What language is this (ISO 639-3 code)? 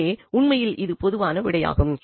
tam